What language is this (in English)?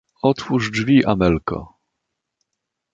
Polish